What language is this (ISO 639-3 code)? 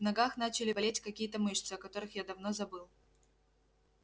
rus